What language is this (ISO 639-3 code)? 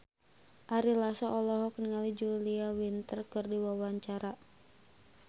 sun